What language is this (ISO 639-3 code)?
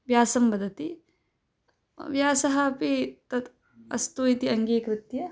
san